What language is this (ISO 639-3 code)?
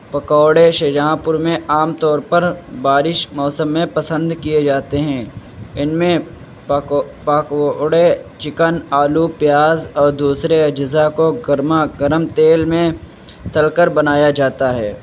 urd